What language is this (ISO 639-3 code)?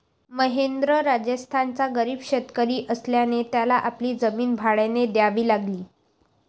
mar